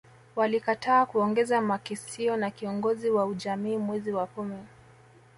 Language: Swahili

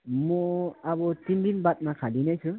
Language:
Nepali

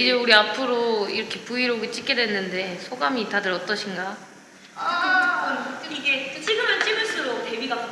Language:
Korean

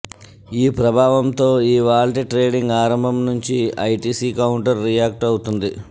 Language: Telugu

